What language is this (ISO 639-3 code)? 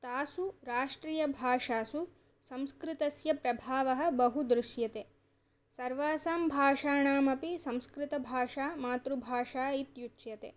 san